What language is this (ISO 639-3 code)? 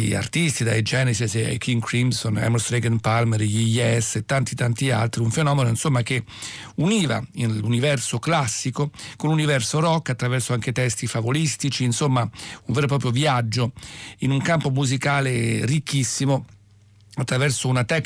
ita